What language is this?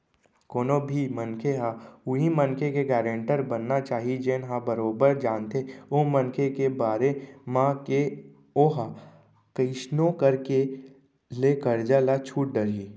Chhattisgarhi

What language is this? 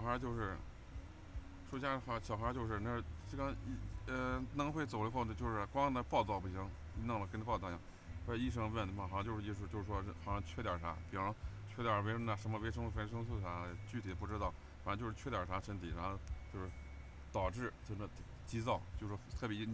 Chinese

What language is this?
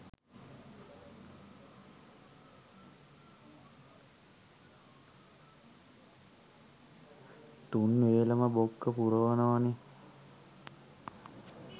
Sinhala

